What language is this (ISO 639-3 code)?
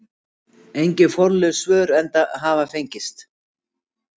isl